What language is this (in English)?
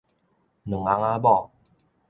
Min Nan Chinese